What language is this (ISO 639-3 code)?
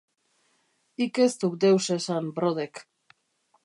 eus